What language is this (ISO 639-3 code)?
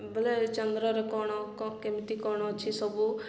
ori